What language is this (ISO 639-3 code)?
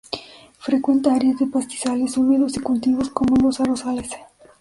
spa